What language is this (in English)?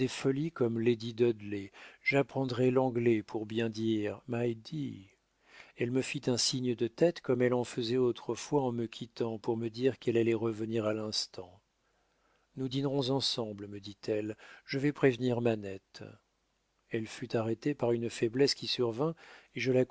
French